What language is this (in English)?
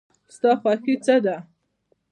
Pashto